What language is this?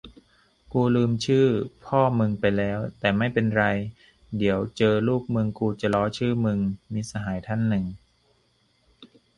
Thai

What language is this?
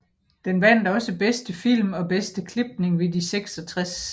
Danish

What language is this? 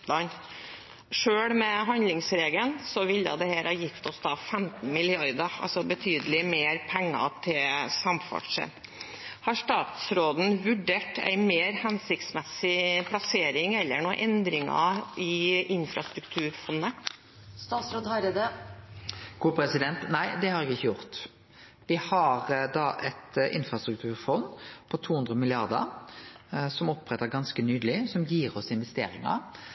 Norwegian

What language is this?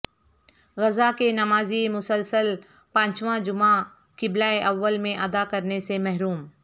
Urdu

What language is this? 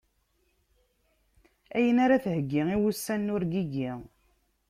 Kabyle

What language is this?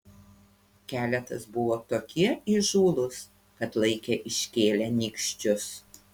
Lithuanian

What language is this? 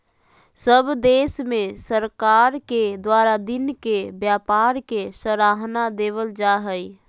Magahi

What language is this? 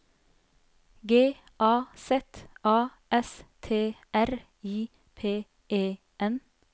Norwegian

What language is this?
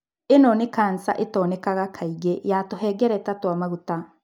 Kikuyu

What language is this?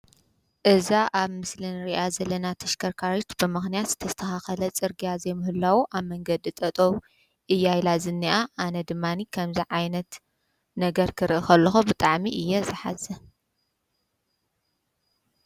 Tigrinya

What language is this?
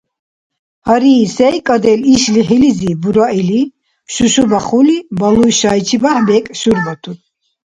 Dargwa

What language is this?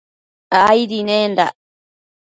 Matsés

